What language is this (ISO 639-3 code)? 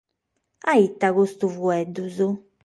srd